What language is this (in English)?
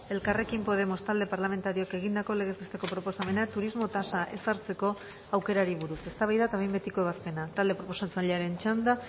Basque